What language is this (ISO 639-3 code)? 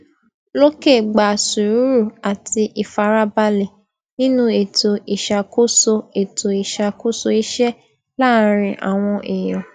yor